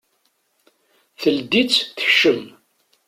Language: Kabyle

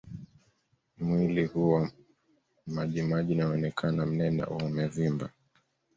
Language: Swahili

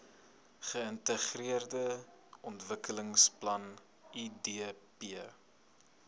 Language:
Afrikaans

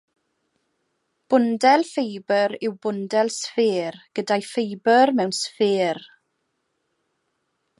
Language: Welsh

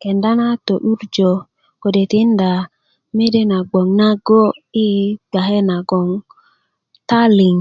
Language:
Kuku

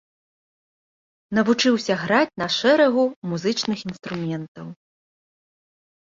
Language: Belarusian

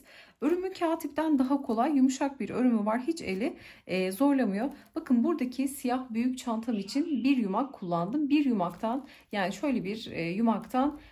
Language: Turkish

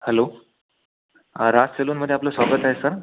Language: Marathi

